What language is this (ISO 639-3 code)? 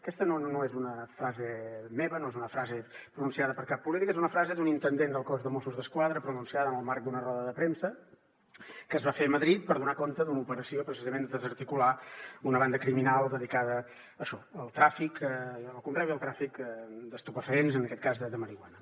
cat